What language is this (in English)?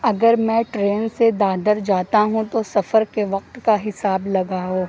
Urdu